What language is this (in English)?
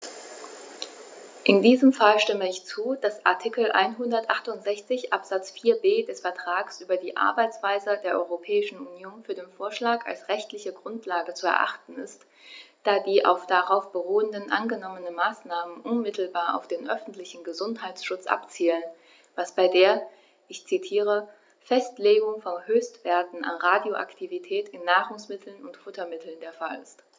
German